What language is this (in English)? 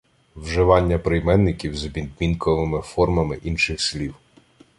Ukrainian